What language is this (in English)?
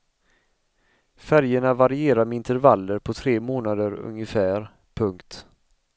Swedish